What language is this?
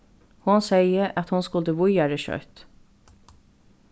Faroese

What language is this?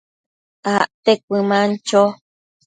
Matsés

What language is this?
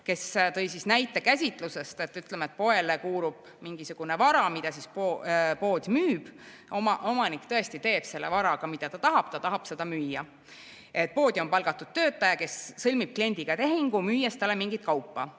Estonian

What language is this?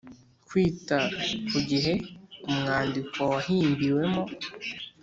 Kinyarwanda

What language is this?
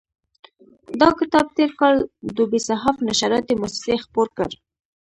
Pashto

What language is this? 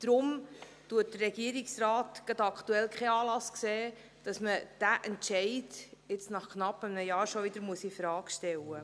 Swiss German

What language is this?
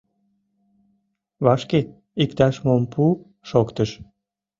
Mari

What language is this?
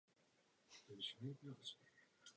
Czech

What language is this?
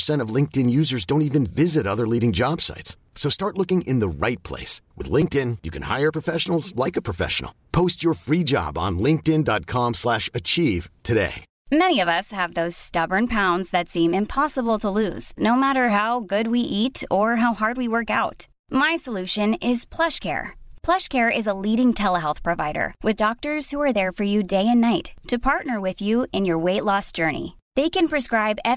Swedish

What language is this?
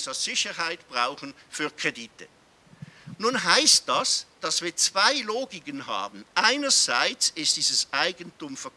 German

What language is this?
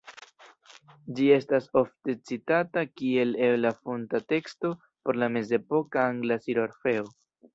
Esperanto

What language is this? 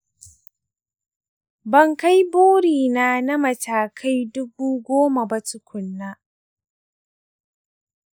Hausa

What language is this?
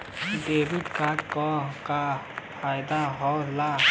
Bhojpuri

